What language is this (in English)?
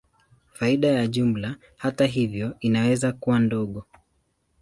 Swahili